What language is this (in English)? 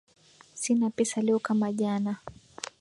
Swahili